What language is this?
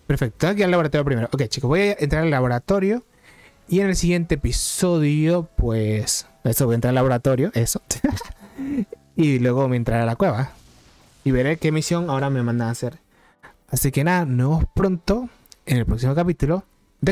Spanish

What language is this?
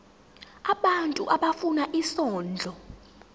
Zulu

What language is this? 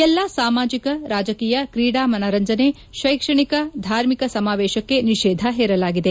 Kannada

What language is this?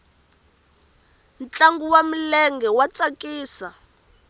Tsonga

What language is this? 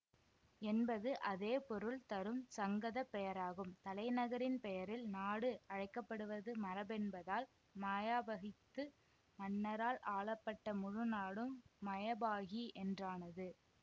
Tamil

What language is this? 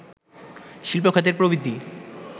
Bangla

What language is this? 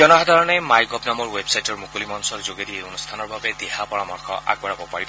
Assamese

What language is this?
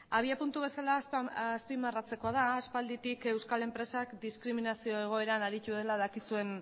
Basque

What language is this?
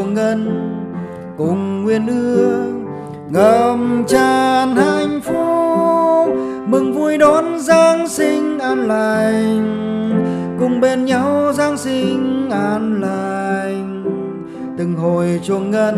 Vietnamese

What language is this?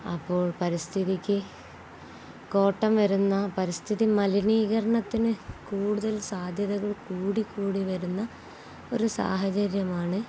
Malayalam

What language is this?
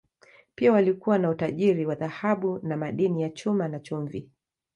Swahili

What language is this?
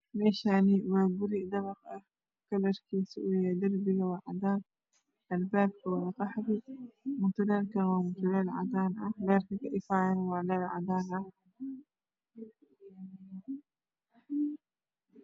Somali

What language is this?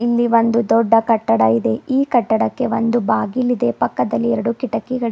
Kannada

